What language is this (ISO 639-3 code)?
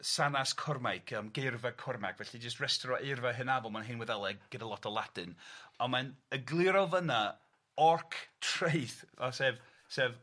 cym